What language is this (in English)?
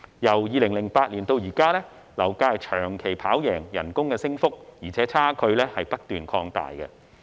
Cantonese